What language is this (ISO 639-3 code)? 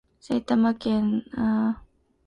jpn